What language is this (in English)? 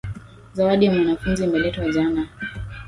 Swahili